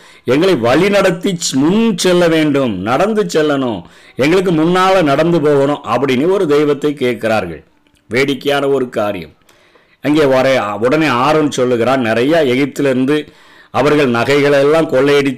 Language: Tamil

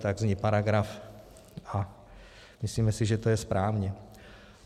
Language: Czech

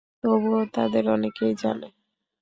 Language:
Bangla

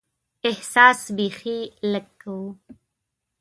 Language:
Pashto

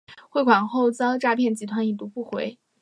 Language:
Chinese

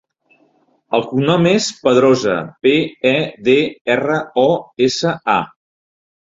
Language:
Catalan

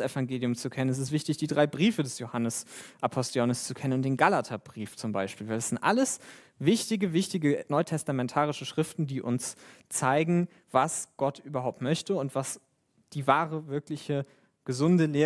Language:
German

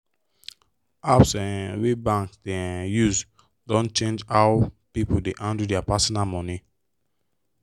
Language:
Nigerian Pidgin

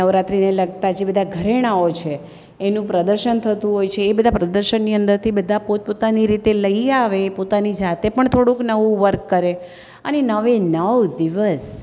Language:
Gujarati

